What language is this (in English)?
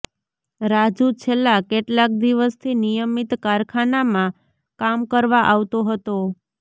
Gujarati